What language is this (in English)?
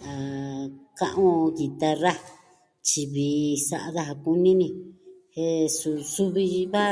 Southwestern Tlaxiaco Mixtec